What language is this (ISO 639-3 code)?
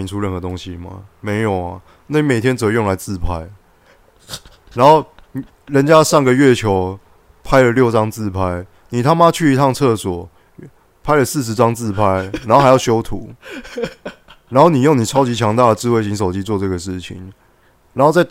zho